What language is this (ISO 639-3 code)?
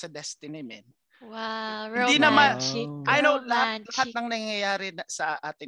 fil